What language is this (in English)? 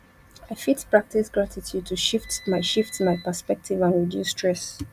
Nigerian Pidgin